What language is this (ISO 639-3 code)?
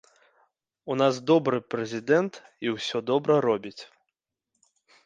bel